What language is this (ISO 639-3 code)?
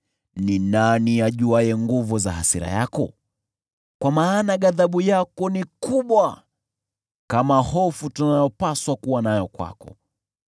swa